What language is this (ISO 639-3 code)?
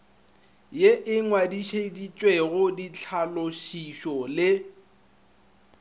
nso